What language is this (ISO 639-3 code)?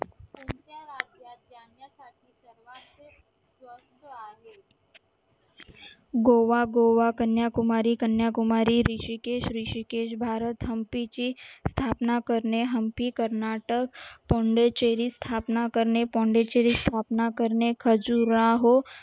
mar